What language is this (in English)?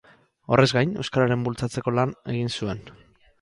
Basque